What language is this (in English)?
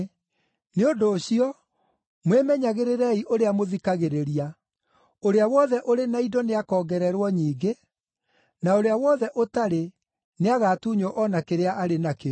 Kikuyu